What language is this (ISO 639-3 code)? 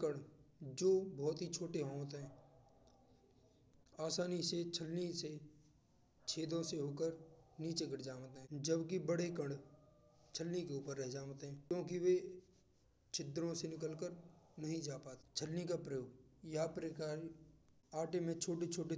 bra